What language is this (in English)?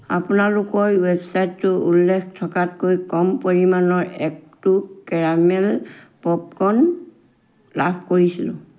Assamese